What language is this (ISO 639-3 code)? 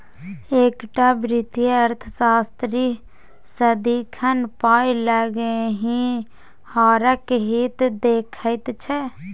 mai